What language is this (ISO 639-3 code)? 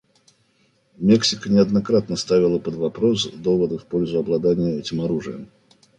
rus